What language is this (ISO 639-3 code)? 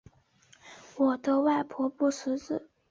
zho